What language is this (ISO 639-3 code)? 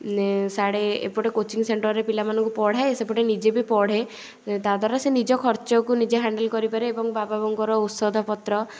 ori